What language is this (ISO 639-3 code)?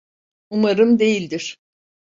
tur